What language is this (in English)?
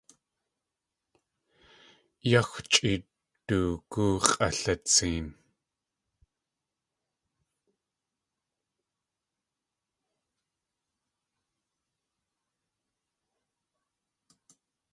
Tlingit